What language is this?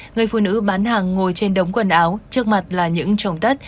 Vietnamese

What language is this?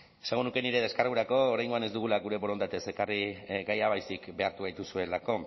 Basque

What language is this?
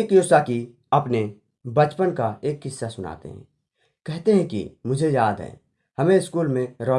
Hindi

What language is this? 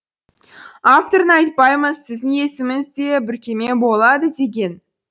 Kazakh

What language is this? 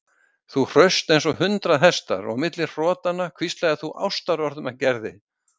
Icelandic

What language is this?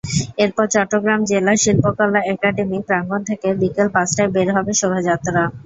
Bangla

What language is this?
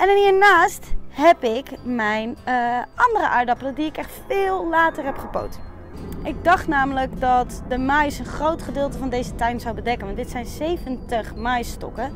Dutch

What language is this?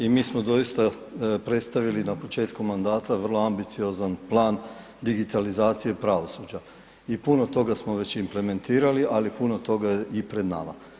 Croatian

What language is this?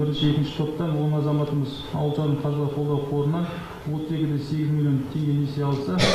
Russian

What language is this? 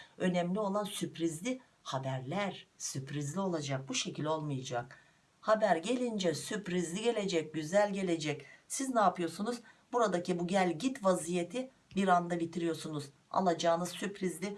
Turkish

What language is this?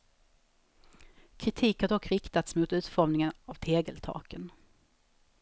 Swedish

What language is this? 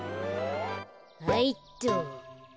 Japanese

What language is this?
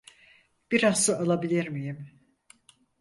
Turkish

